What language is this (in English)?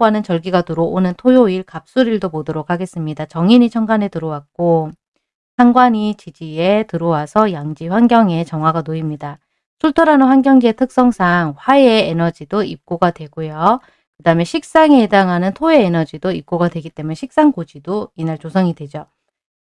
Korean